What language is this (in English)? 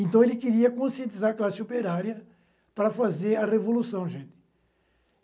Portuguese